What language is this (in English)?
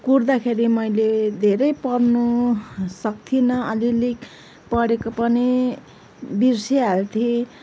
Nepali